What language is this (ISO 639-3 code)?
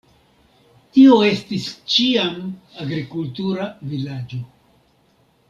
epo